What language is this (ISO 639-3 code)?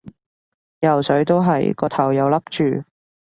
yue